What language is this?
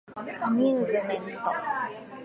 Japanese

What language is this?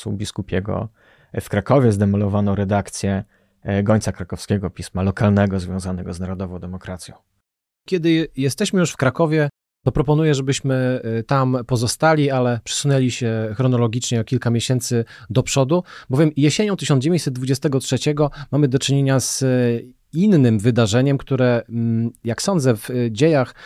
Polish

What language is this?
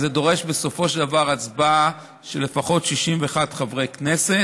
Hebrew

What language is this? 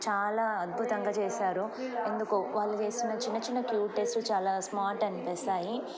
Telugu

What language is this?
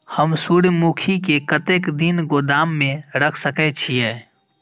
Maithili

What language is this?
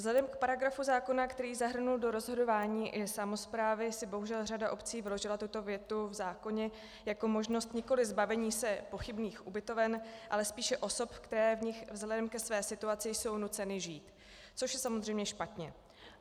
Czech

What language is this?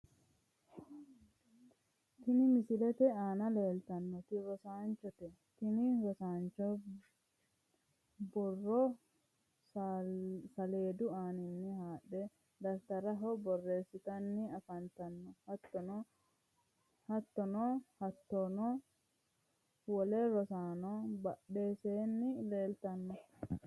Sidamo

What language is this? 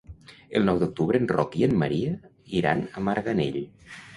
Catalan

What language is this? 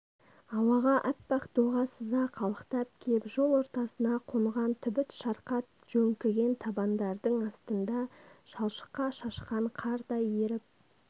Kazakh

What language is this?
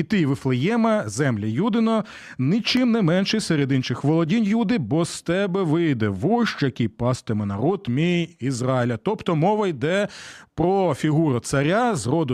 Ukrainian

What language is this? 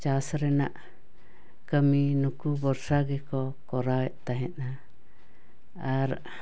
Santali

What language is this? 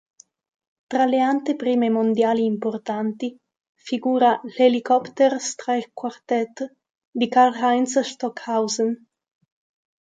Italian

